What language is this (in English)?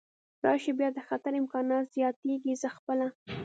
Pashto